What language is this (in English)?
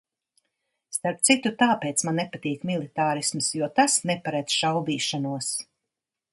Latvian